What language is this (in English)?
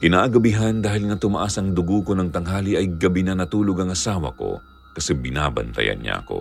Filipino